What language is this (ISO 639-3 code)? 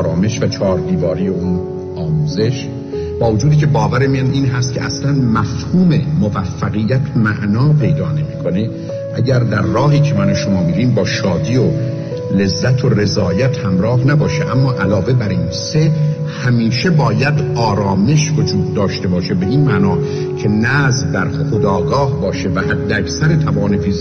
fas